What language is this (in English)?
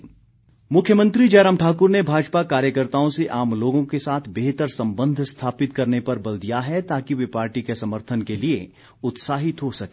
Hindi